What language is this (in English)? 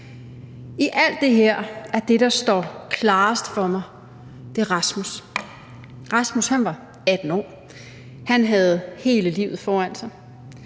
Danish